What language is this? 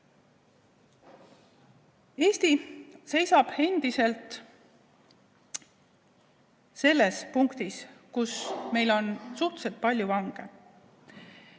Estonian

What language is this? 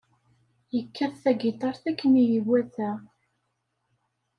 Kabyle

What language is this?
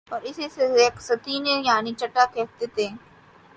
Urdu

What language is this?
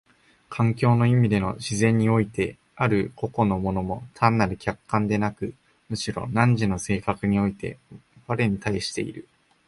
Japanese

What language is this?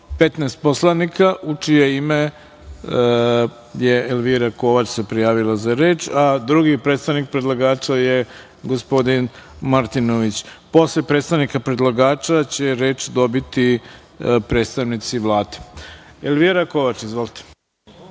Serbian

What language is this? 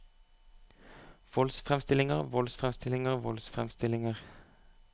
Norwegian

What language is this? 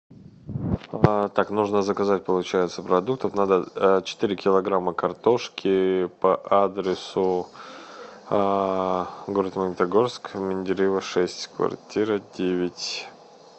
Russian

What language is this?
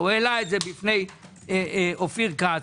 Hebrew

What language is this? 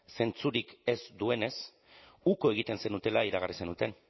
Basque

